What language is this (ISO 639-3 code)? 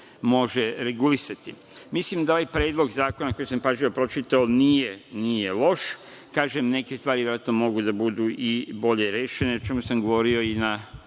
srp